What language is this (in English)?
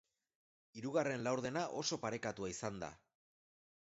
Basque